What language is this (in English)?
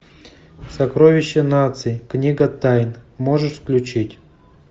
Russian